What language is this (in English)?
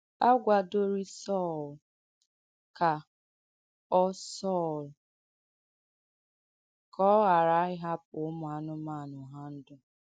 Igbo